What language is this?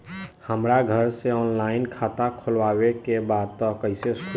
Bhojpuri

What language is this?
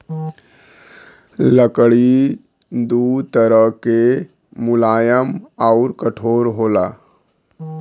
Bhojpuri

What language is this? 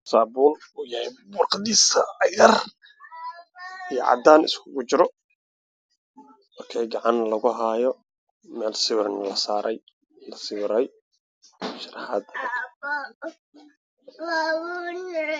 Somali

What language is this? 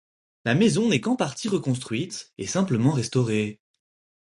French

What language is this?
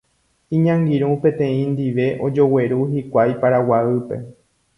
Guarani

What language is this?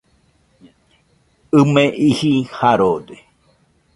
Nüpode Huitoto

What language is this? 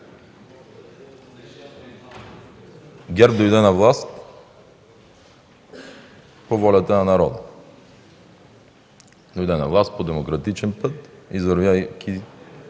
Bulgarian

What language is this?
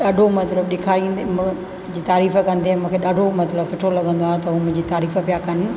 Sindhi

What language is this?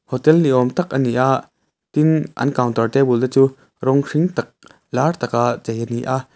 Mizo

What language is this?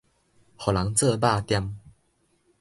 Min Nan Chinese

